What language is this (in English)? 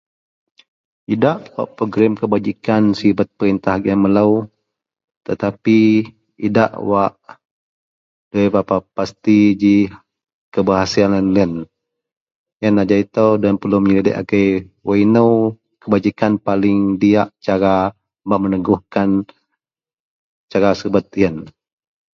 Central Melanau